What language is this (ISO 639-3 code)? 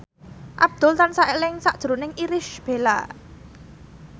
jav